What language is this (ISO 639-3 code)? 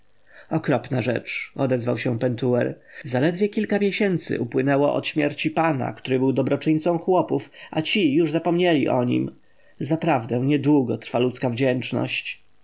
pol